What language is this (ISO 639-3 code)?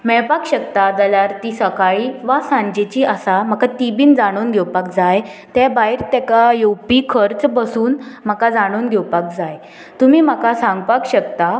kok